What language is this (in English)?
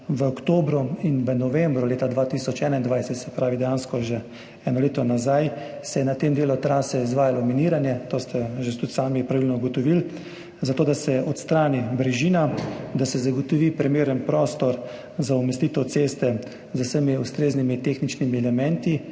Slovenian